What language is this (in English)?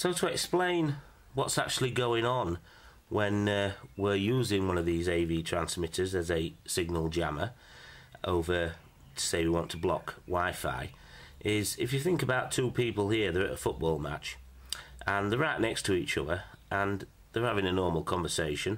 English